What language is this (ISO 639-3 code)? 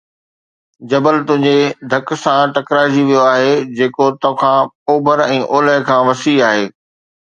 snd